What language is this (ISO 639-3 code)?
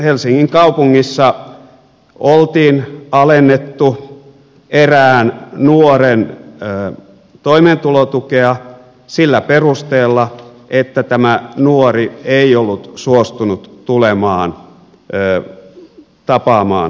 fin